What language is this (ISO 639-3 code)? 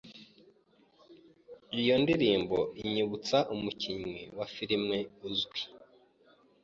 kin